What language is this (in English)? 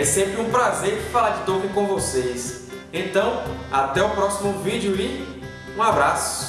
Portuguese